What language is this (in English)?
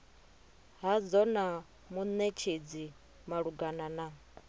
Venda